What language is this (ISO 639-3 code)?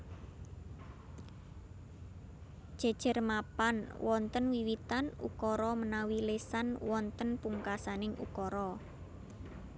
jav